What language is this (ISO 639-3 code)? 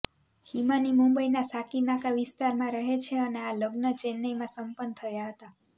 guj